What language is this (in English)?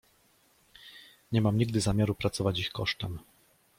Polish